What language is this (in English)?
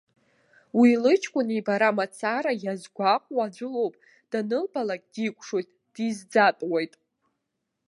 Abkhazian